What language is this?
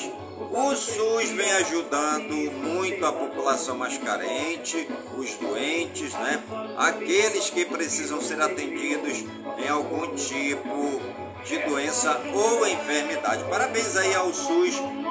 Portuguese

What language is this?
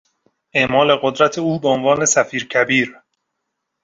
Persian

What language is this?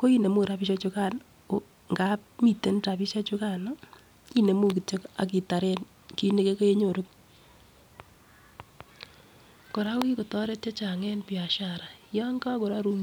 Kalenjin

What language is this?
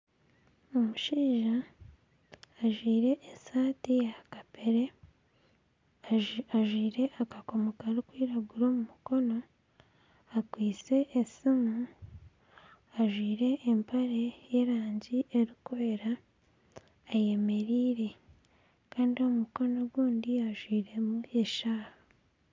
Nyankole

